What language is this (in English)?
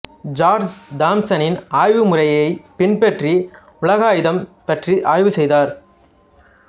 Tamil